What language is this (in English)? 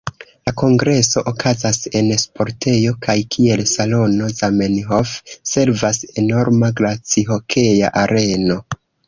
Esperanto